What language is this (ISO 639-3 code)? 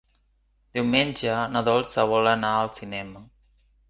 cat